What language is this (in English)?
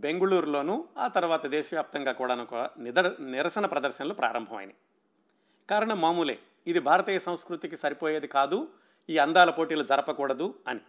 Telugu